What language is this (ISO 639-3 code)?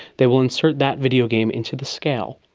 eng